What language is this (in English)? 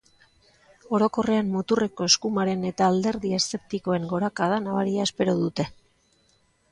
Basque